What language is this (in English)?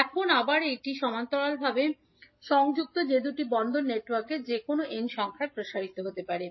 Bangla